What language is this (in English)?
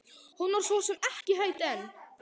Icelandic